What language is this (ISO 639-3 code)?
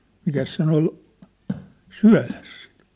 fin